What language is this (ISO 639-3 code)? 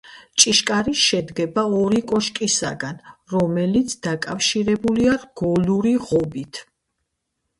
kat